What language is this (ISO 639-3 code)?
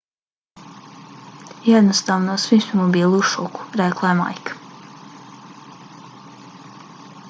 bos